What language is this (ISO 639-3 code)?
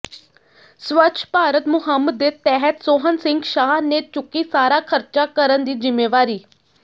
pan